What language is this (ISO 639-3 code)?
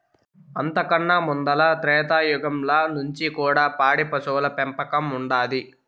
tel